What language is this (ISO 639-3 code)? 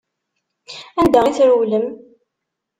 kab